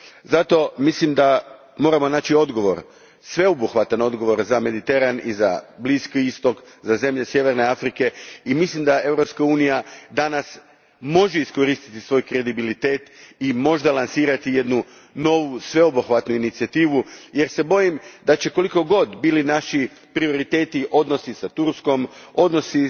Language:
Croatian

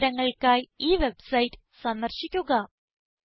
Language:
Malayalam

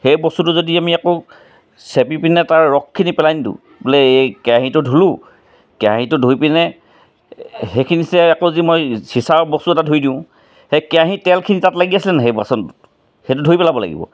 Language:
Assamese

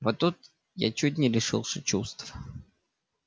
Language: Russian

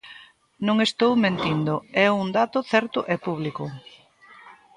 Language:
Galician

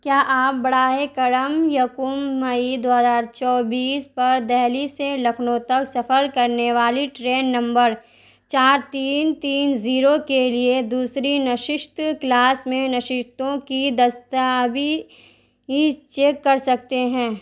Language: Urdu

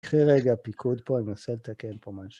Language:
Hebrew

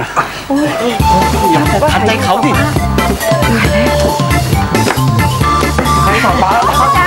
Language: Thai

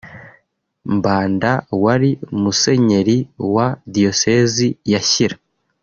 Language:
Kinyarwanda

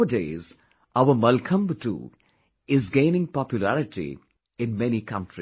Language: English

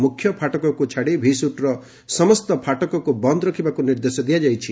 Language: Odia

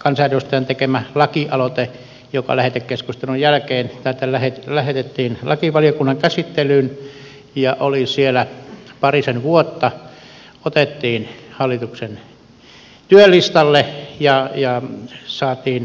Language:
Finnish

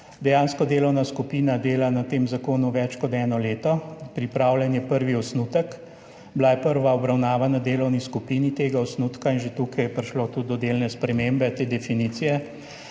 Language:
Slovenian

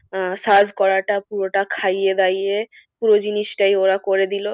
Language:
Bangla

